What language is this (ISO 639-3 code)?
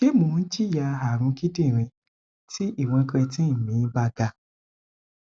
yor